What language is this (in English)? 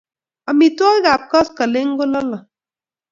Kalenjin